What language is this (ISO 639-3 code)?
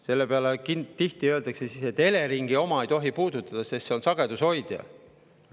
est